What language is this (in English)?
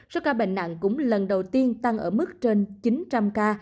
Vietnamese